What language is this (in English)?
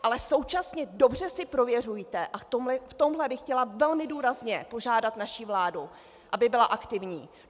Czech